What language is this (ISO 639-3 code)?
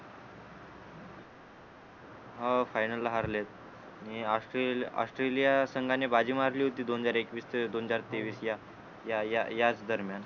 mar